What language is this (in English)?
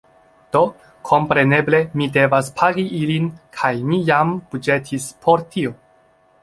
Esperanto